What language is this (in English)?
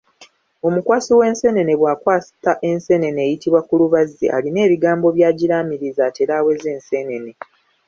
Ganda